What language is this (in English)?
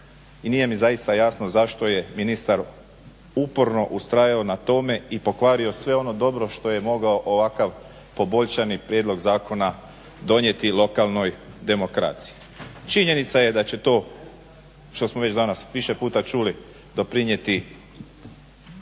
Croatian